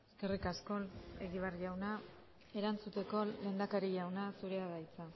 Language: Basque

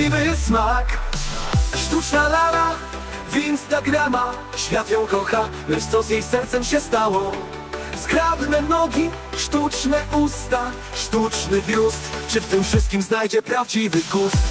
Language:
Polish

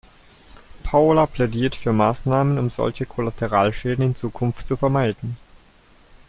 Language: German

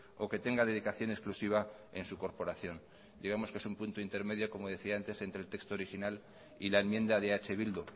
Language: Spanish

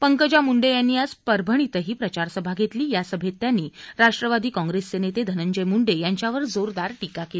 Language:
Marathi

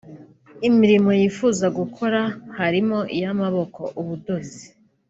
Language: Kinyarwanda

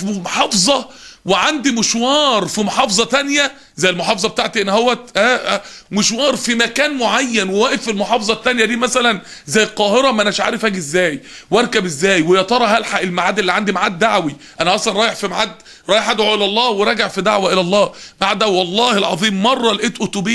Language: Arabic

